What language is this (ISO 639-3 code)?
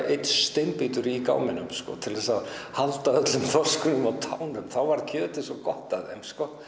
isl